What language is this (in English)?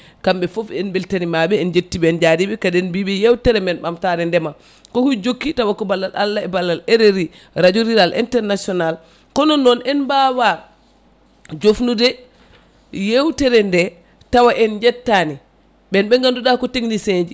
Fula